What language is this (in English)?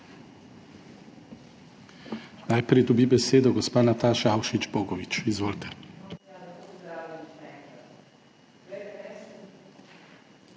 Slovenian